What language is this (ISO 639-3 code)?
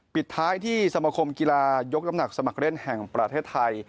tha